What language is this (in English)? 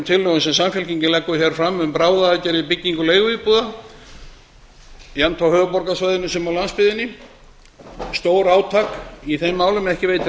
Icelandic